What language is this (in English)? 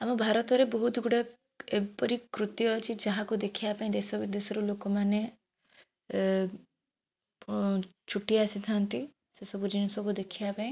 Odia